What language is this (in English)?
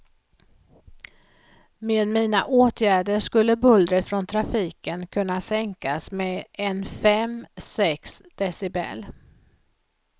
Swedish